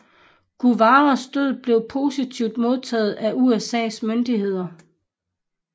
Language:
Danish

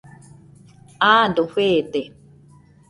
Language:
Nüpode Huitoto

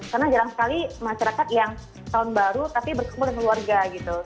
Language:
Indonesian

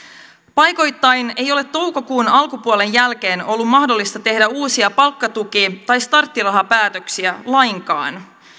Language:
Finnish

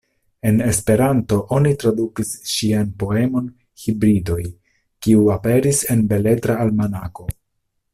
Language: Esperanto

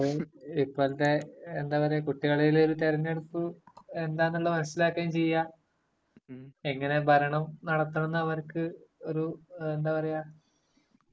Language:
Malayalam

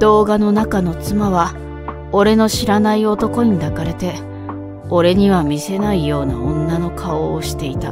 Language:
Japanese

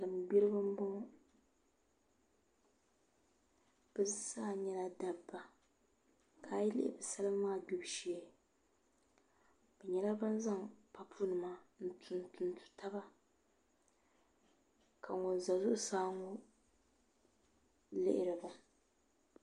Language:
Dagbani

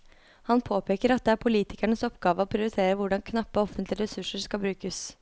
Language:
Norwegian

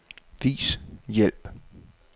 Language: Danish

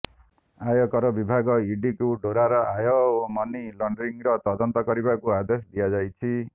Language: Odia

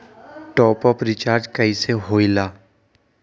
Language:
Magahi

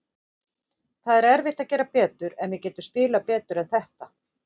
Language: Icelandic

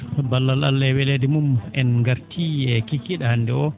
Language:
Fula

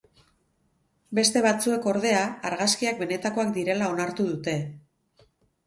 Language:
Basque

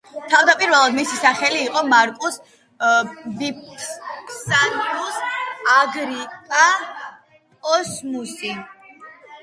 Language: Georgian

